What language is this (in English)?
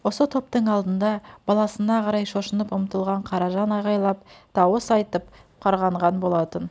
Kazakh